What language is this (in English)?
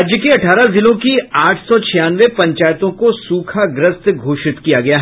Hindi